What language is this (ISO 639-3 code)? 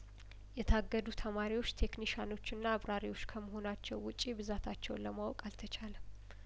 amh